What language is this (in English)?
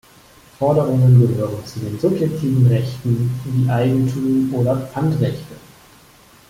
German